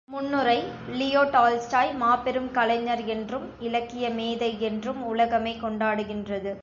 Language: Tamil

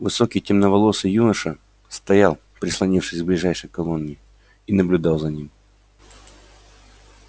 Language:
Russian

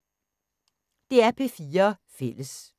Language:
Danish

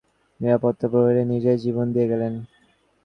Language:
Bangla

